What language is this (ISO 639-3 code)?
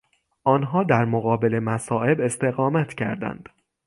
fas